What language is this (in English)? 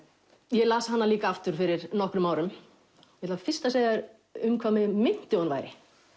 Icelandic